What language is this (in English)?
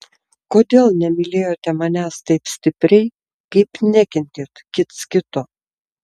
Lithuanian